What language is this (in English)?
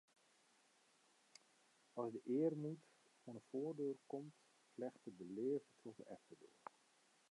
Western Frisian